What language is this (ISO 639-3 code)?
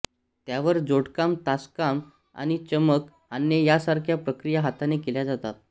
mar